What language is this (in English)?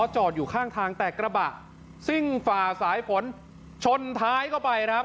Thai